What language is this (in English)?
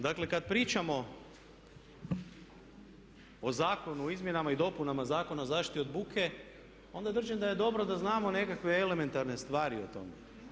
Croatian